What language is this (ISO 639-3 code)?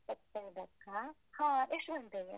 kan